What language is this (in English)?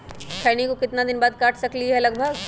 Magahi